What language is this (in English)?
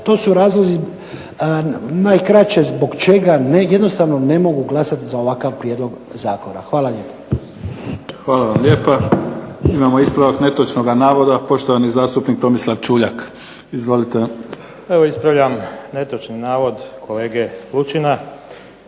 Croatian